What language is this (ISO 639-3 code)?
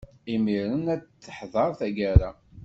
kab